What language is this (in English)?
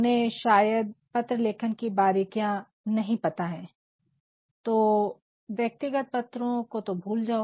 Hindi